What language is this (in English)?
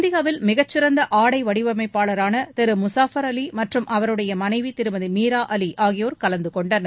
Tamil